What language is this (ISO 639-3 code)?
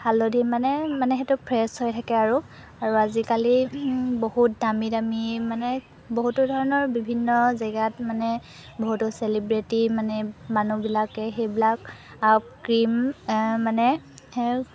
asm